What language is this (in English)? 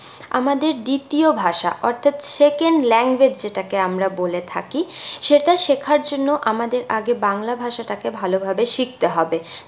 Bangla